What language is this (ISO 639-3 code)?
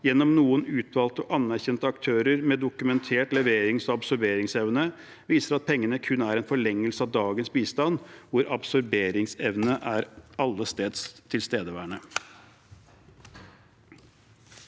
nor